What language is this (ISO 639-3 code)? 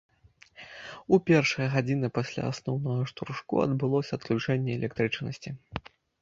bel